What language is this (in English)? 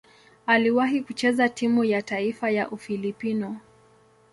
Swahili